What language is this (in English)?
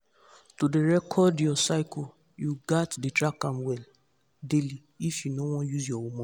Nigerian Pidgin